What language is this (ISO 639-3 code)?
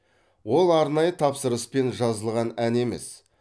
kaz